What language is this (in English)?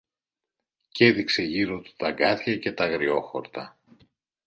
Greek